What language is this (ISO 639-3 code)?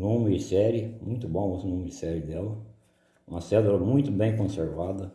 por